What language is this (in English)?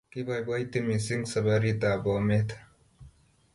Kalenjin